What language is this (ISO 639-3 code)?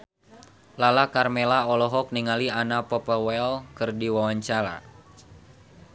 sun